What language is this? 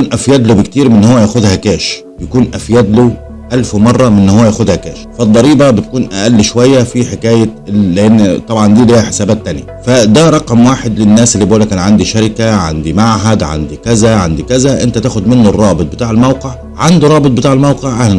Arabic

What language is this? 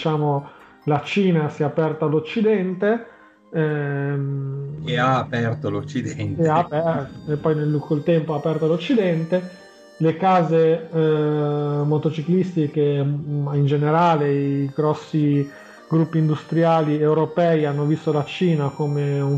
Italian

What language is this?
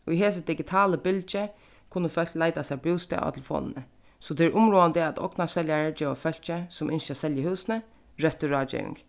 Faroese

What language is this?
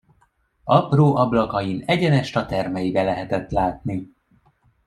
Hungarian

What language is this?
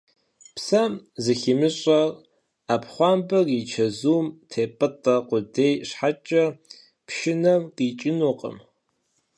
Kabardian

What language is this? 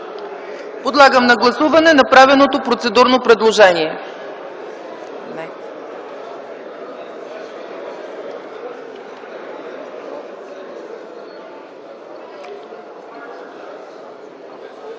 Bulgarian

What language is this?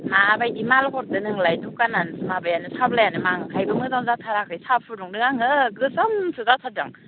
Bodo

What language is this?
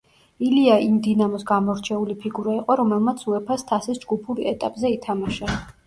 Georgian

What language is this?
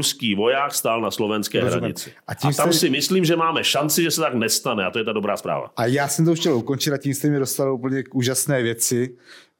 Czech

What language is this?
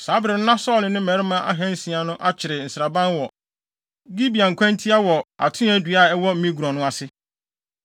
Akan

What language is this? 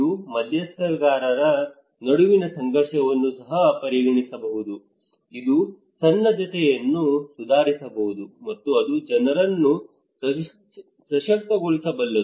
Kannada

